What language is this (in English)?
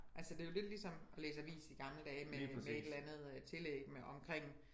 Danish